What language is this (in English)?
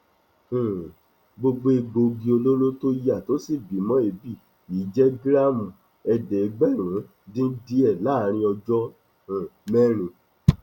Yoruba